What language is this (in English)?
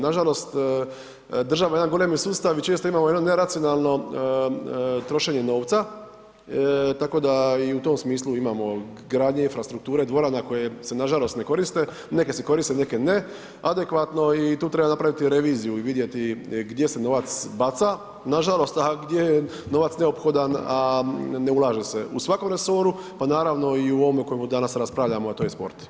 Croatian